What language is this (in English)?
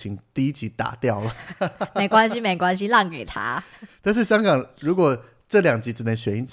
Chinese